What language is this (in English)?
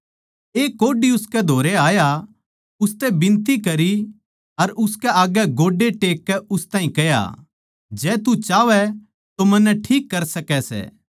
Haryanvi